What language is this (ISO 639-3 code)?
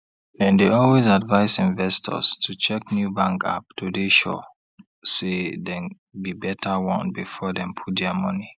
pcm